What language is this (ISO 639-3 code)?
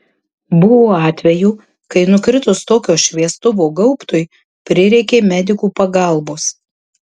lit